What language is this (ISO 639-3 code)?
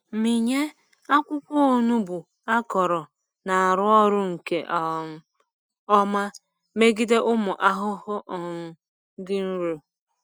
ibo